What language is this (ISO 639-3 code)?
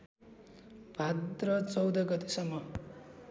nep